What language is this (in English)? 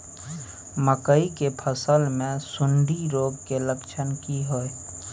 Maithili